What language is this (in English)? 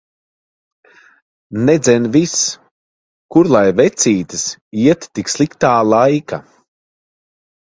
Latvian